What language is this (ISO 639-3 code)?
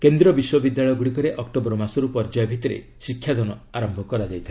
ori